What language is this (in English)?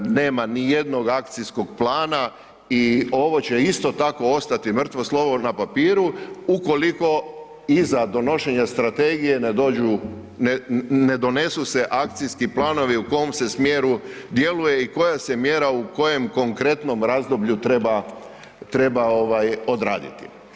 Croatian